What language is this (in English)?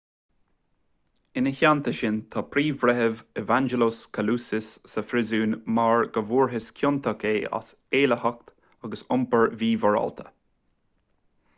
Irish